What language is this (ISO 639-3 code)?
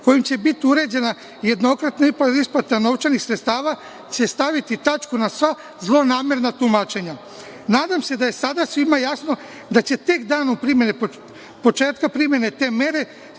srp